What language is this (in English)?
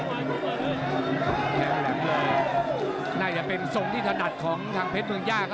Thai